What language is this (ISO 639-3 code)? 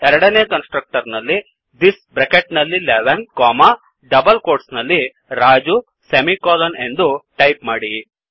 kan